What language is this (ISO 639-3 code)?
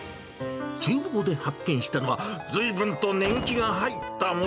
jpn